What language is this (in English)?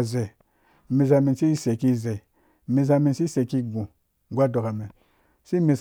Dũya